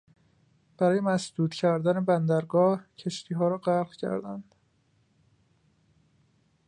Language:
Persian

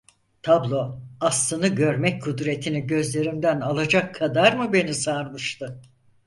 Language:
Turkish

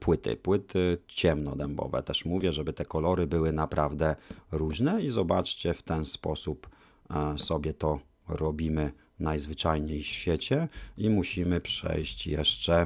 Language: Polish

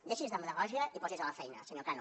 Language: Catalan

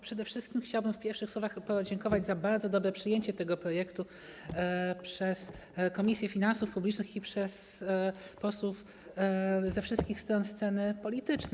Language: Polish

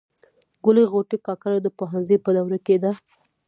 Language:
Pashto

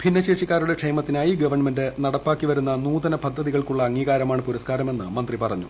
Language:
Malayalam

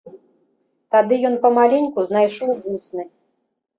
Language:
Belarusian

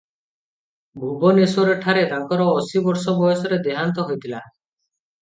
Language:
Odia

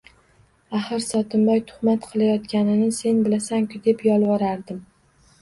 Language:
Uzbek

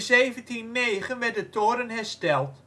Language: Dutch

